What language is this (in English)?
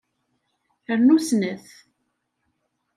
Kabyle